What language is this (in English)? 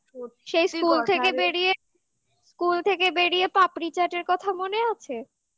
Bangla